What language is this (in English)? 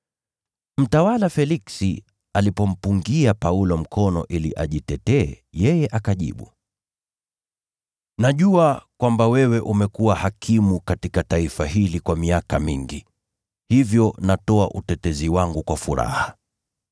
Swahili